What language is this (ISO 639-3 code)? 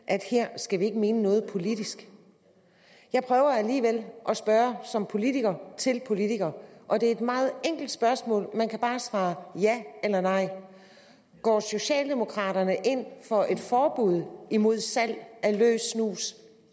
dan